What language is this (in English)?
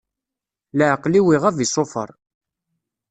Kabyle